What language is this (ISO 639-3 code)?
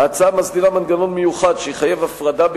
heb